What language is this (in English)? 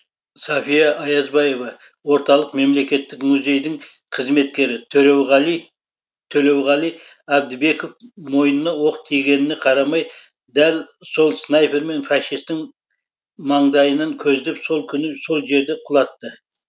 Kazakh